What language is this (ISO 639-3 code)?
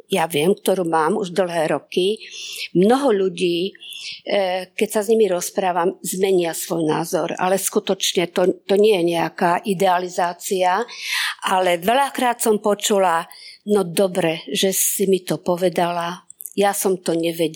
slk